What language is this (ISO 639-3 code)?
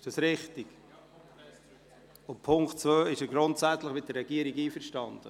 gsw